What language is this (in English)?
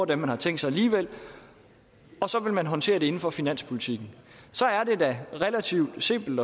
Danish